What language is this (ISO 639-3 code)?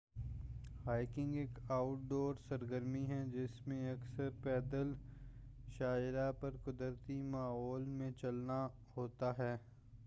urd